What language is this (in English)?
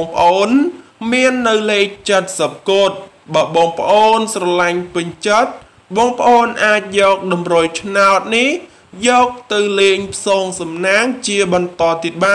Thai